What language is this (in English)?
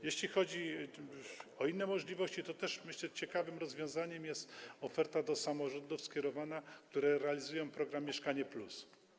Polish